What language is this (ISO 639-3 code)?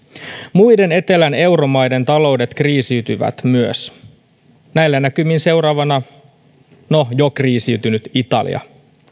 fin